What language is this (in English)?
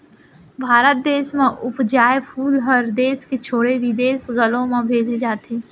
Chhattisgarhi